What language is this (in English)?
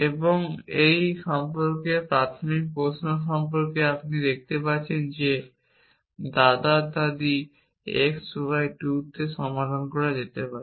Bangla